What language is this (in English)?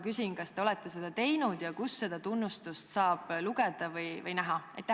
Estonian